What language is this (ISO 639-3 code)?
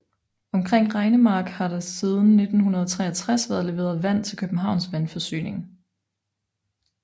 dan